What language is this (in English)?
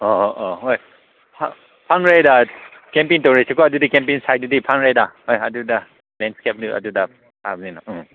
Manipuri